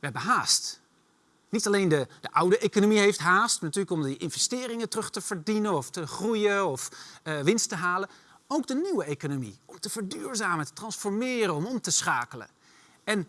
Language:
Dutch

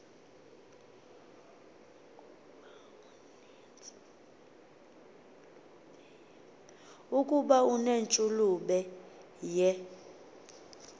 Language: Xhosa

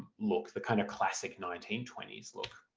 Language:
English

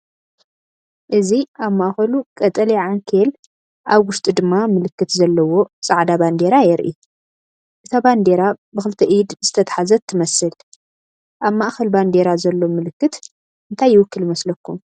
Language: Tigrinya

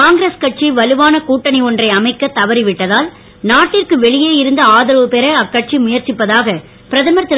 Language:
Tamil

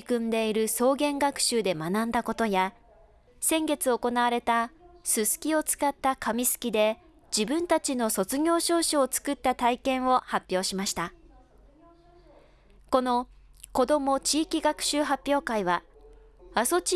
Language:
Japanese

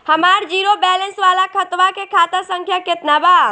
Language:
Bhojpuri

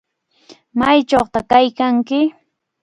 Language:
Cajatambo North Lima Quechua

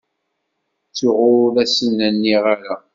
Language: Kabyle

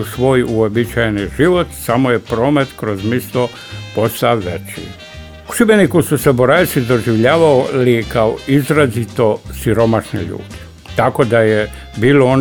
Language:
Croatian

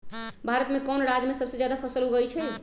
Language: Magahi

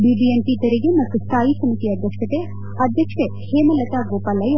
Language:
Kannada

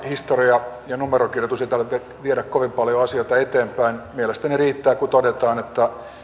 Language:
Finnish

